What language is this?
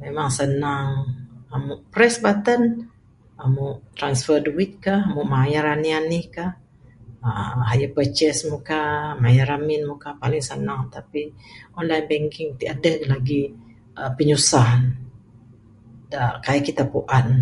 Bukar-Sadung Bidayuh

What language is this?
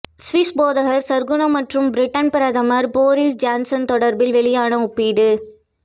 Tamil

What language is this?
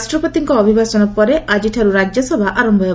Odia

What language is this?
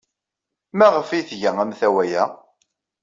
Kabyle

